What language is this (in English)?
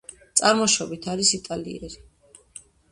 Georgian